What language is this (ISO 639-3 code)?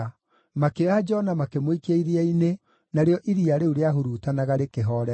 kik